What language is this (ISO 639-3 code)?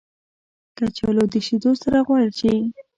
pus